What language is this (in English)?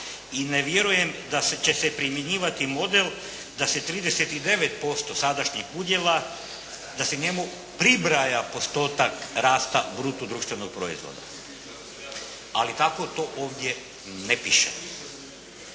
Croatian